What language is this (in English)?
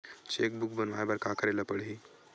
Chhattisgarhi